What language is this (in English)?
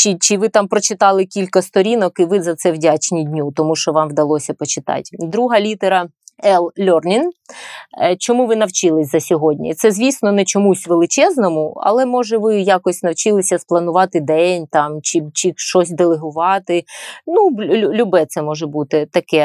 Ukrainian